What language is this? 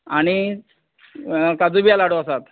Konkani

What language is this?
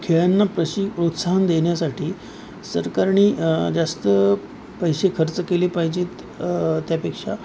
Marathi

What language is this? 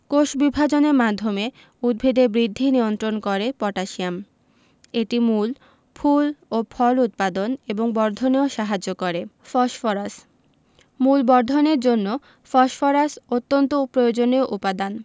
Bangla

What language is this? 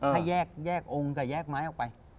Thai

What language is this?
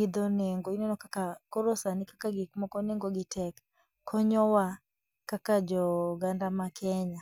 Luo (Kenya and Tanzania)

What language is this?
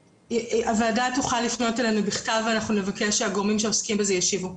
Hebrew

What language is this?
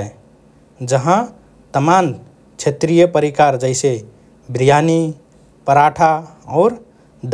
Rana Tharu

